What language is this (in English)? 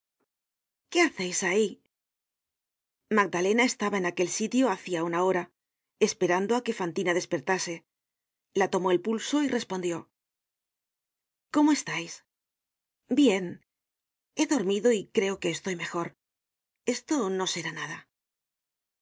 Spanish